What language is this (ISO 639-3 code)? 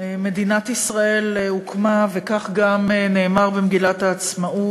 heb